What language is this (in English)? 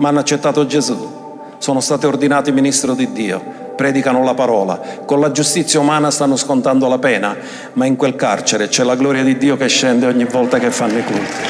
Italian